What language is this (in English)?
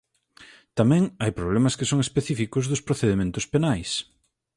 Galician